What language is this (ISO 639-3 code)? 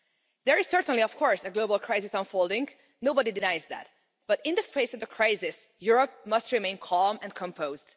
eng